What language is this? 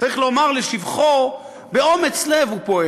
Hebrew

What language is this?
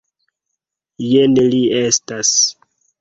Esperanto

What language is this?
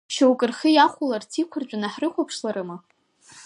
Abkhazian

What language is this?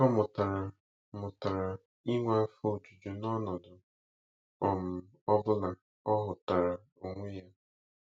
Igbo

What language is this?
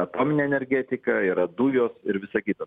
Lithuanian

